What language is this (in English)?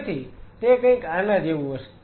Gujarati